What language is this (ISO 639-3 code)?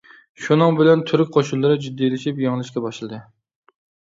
uig